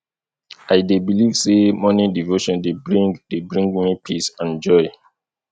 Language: Nigerian Pidgin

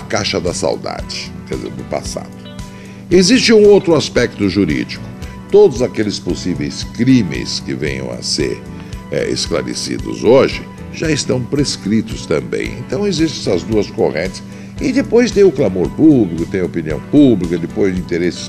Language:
Portuguese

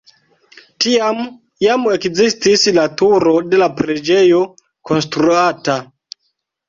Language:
Esperanto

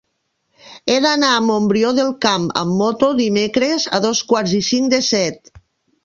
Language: Catalan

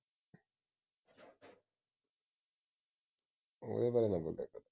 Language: Punjabi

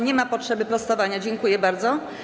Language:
Polish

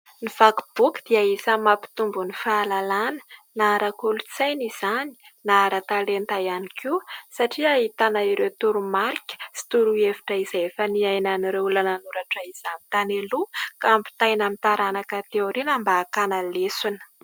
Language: Malagasy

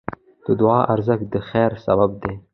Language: Pashto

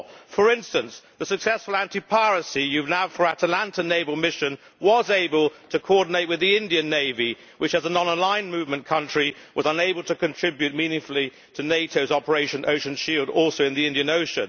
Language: English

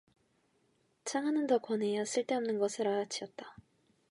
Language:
Korean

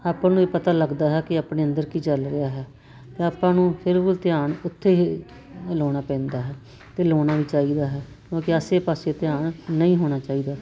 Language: Punjabi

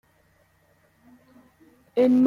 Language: Spanish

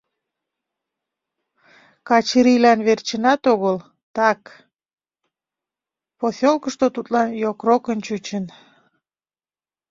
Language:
Mari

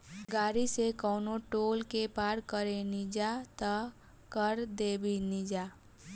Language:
Bhojpuri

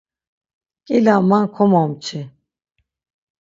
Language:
Laz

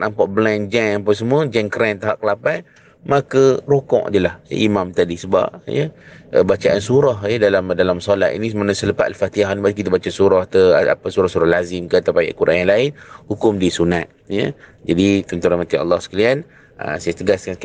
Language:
Malay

